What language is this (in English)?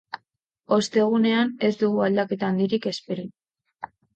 Basque